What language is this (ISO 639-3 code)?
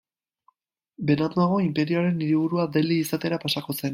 eus